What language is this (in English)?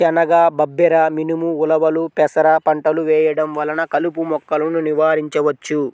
Telugu